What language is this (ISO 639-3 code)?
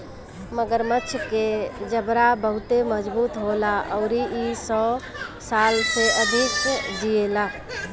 bho